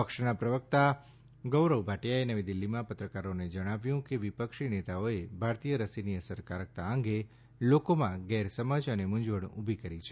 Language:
Gujarati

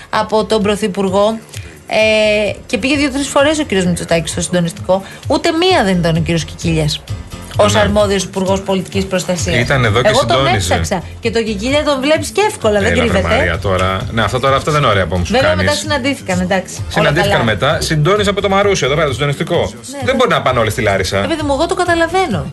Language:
Greek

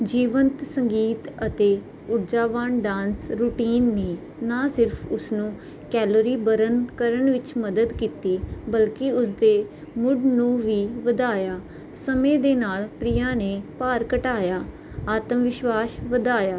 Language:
Punjabi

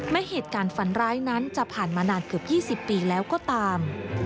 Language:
Thai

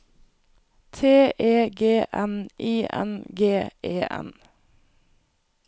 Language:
Norwegian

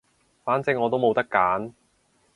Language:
Cantonese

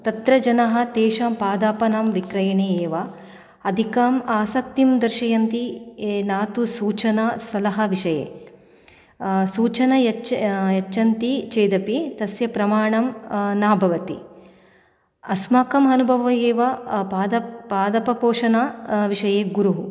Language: Sanskrit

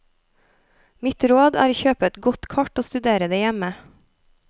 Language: Norwegian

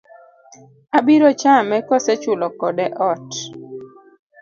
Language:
Luo (Kenya and Tanzania)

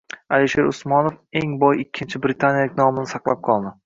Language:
Uzbek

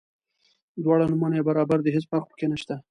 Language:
Pashto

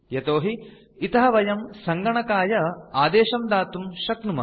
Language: Sanskrit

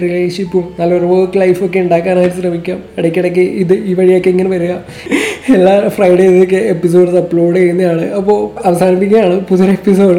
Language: Malayalam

